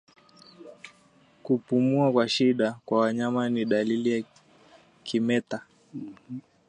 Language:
Swahili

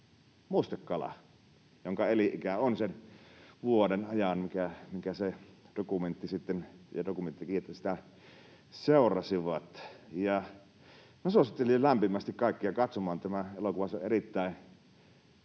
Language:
Finnish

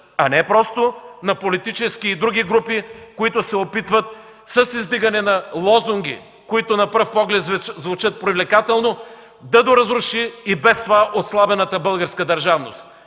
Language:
Bulgarian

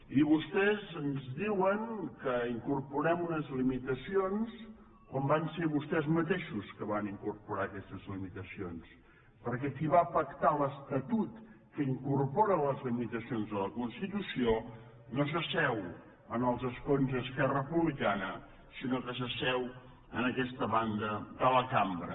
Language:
Catalan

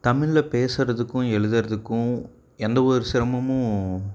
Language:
Tamil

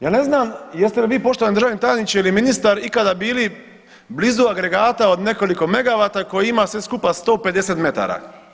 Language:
Croatian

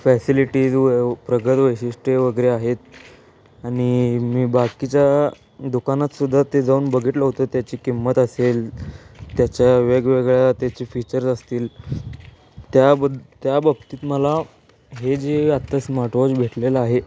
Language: Marathi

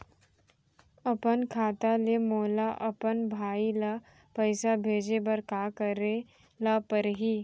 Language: Chhattisgarhi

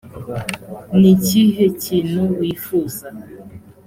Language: Kinyarwanda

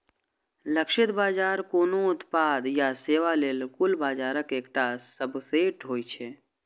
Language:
Maithili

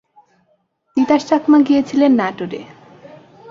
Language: Bangla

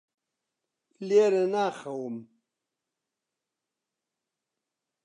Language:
Central Kurdish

